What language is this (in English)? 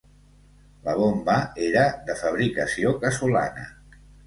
Catalan